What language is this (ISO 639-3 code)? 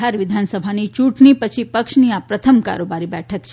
guj